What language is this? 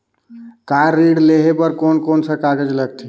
Chhattisgarhi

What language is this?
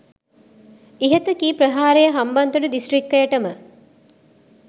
Sinhala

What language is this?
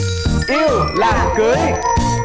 Vietnamese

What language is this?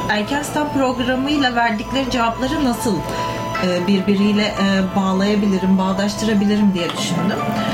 Turkish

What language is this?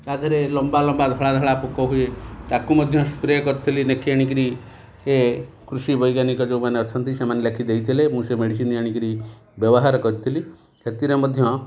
Odia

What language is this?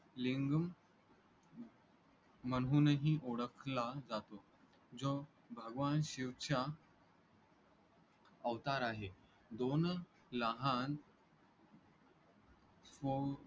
Marathi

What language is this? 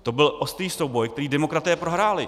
Czech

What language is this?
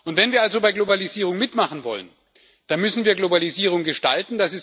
German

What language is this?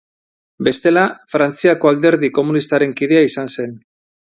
Basque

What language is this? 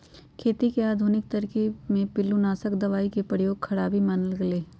Magahi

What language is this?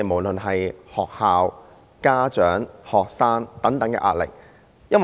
Cantonese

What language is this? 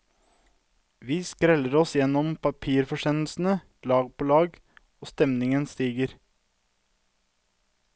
Norwegian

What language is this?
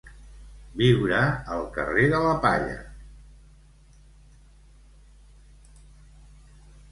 Catalan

